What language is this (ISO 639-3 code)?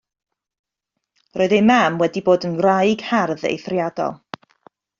cym